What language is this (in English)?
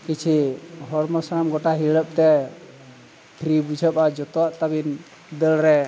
Santali